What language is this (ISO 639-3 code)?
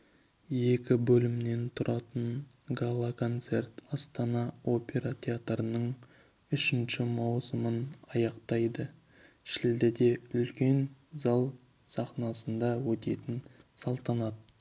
kaz